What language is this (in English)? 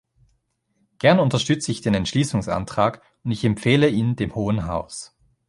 German